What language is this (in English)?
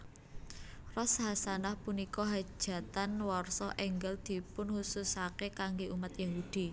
Javanese